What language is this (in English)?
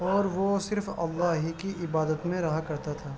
Urdu